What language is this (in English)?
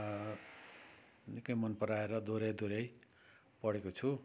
Nepali